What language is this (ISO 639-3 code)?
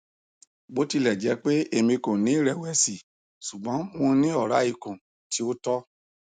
yor